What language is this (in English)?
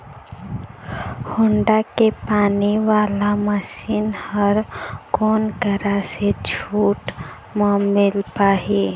Chhattisgarhi